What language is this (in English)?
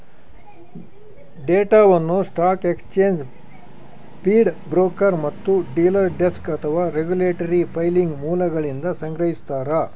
Kannada